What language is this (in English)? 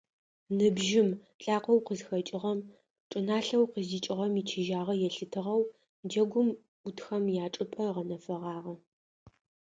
Adyghe